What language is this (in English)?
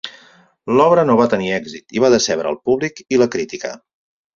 Catalan